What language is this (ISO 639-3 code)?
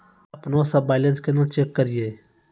mai